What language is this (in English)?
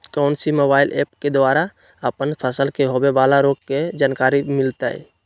Magahi